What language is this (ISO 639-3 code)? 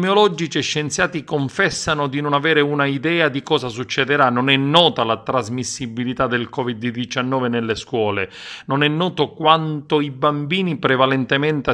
ita